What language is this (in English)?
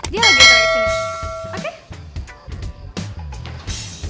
Indonesian